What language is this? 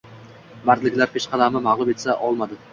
Uzbek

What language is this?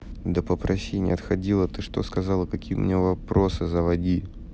Russian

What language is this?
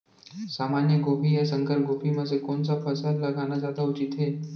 Chhattisgarhi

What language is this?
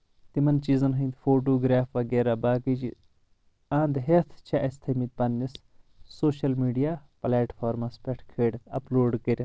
Kashmiri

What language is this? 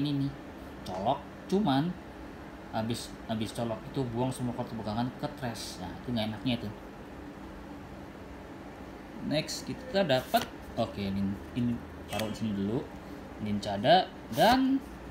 Indonesian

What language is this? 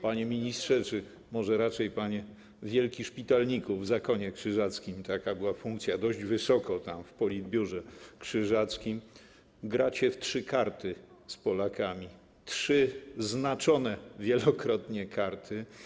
Polish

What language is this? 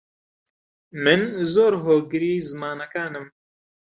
Central Kurdish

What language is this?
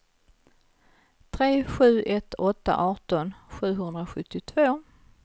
Swedish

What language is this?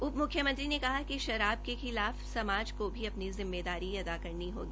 Hindi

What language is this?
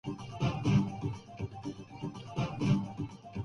Urdu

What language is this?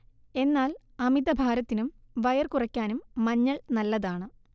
Malayalam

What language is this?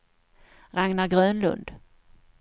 Swedish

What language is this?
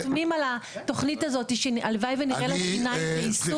Hebrew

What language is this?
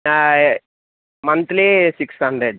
Telugu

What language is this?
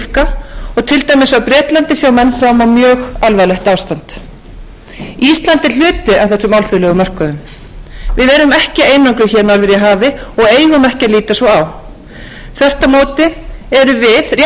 Icelandic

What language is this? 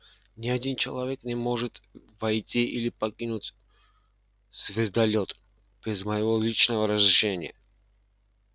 Russian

